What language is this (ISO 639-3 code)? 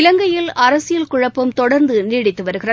tam